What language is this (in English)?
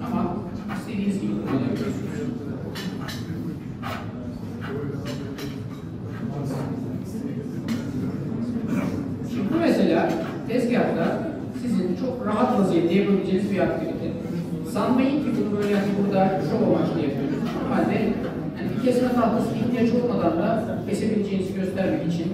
Turkish